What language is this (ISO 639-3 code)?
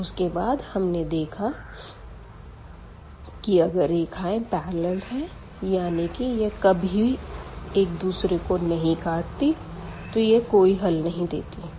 hin